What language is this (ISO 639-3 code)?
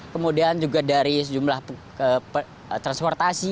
ind